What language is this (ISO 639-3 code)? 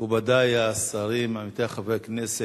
heb